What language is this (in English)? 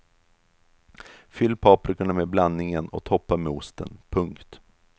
Swedish